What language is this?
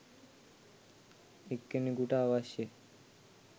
Sinhala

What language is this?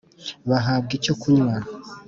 Kinyarwanda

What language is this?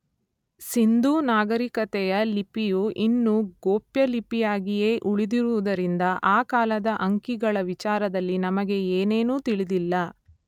Kannada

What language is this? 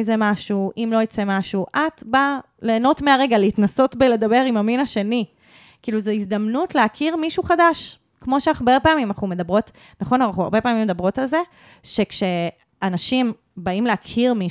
Hebrew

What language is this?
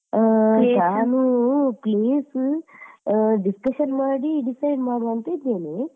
Kannada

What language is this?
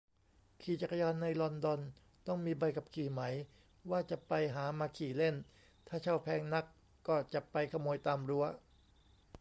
Thai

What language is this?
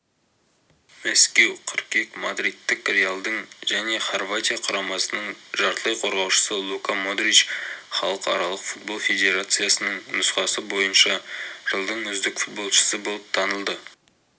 Kazakh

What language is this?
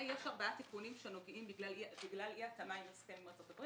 Hebrew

